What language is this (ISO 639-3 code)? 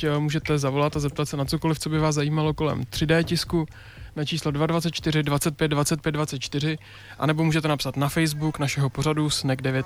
ces